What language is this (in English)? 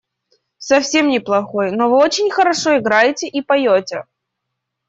Russian